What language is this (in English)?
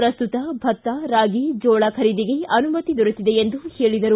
Kannada